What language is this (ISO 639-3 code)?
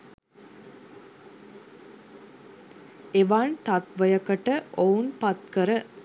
sin